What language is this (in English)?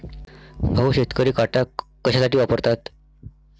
Marathi